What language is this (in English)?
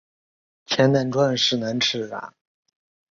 Chinese